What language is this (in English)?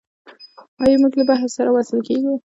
Pashto